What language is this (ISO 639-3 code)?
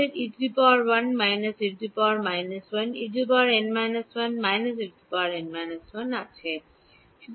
ben